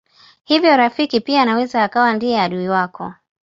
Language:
Swahili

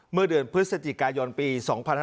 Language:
Thai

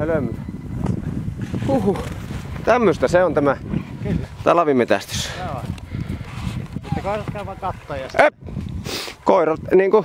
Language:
Finnish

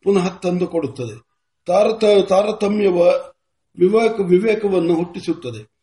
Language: Kannada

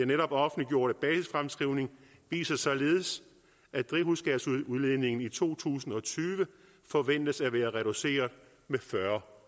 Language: Danish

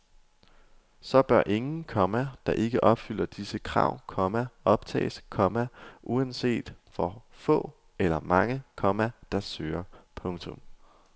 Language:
Danish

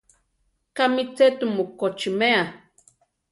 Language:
Central Tarahumara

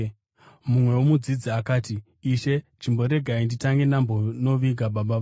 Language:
Shona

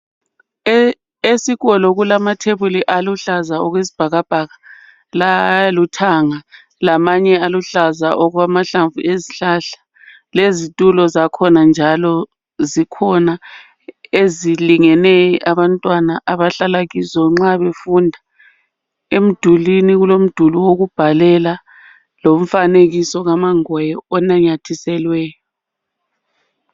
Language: North Ndebele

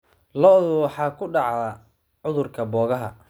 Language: Somali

